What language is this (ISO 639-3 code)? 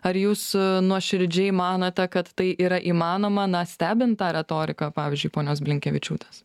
lit